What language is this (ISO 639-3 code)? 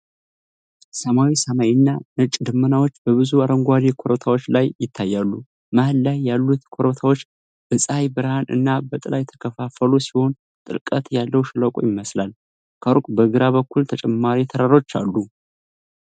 amh